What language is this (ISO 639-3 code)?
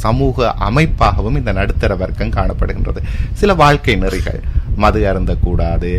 tam